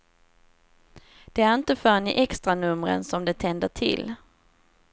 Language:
Swedish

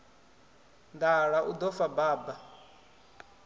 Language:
Venda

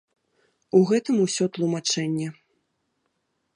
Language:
Belarusian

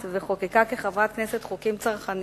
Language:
Hebrew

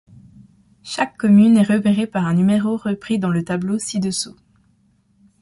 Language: French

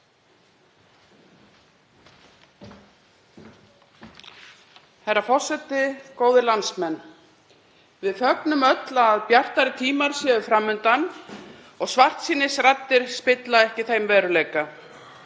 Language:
Icelandic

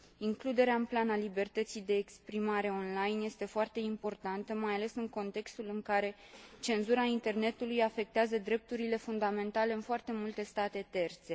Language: Romanian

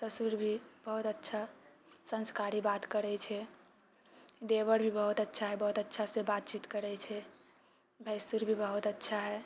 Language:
Maithili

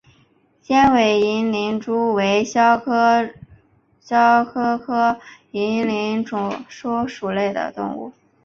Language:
Chinese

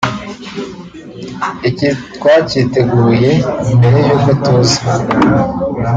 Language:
Kinyarwanda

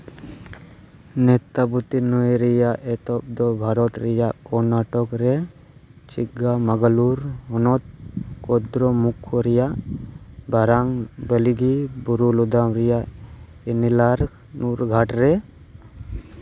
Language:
Santali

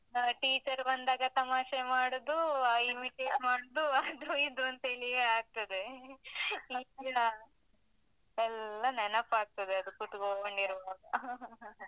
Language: Kannada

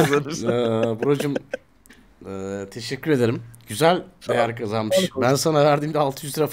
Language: Turkish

